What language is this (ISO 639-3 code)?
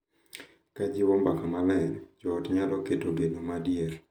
luo